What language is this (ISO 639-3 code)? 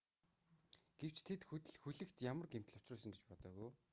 mon